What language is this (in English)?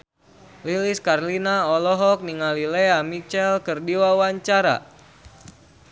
Sundanese